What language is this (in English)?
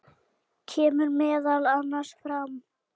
Icelandic